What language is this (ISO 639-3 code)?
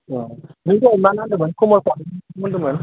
brx